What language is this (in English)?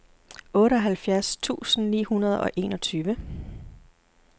Danish